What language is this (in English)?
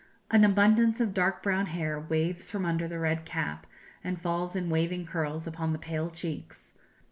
English